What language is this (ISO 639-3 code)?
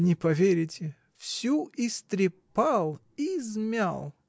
rus